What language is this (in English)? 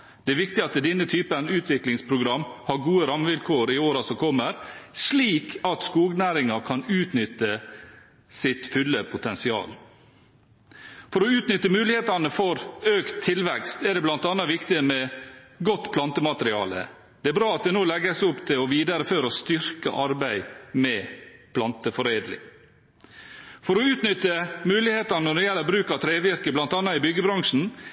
Norwegian Bokmål